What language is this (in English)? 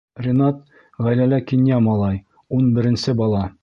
Bashkir